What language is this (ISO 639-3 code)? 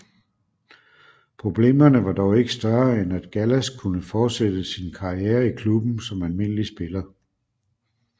dan